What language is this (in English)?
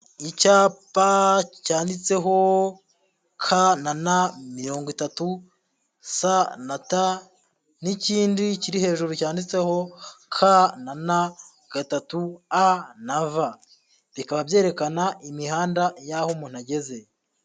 Kinyarwanda